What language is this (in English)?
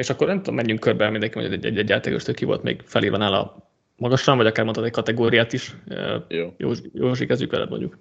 Hungarian